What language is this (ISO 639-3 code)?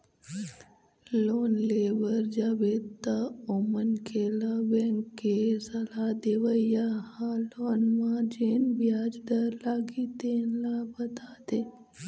hne